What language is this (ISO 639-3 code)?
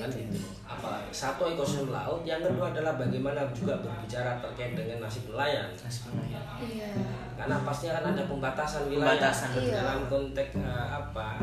ind